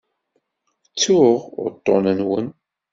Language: Kabyle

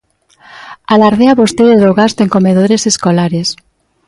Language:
Galician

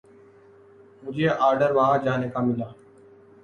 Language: Urdu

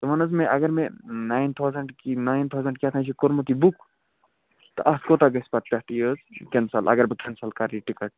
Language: Kashmiri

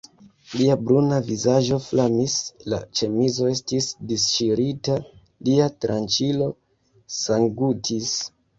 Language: Esperanto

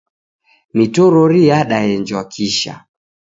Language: Taita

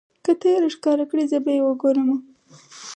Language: Pashto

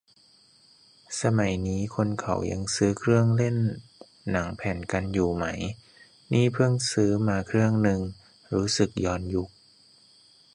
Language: Thai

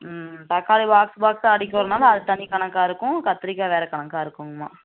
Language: Tamil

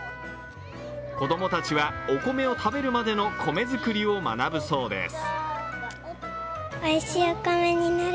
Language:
Japanese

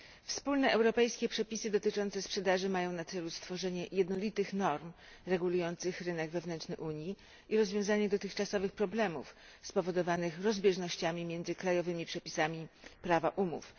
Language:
Polish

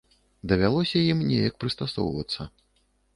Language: Belarusian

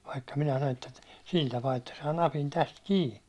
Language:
Finnish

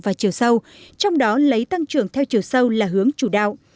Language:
Vietnamese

